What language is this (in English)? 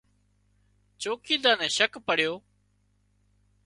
Wadiyara Koli